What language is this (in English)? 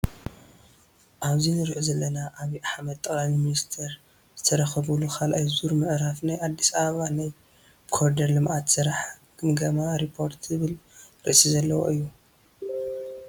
Tigrinya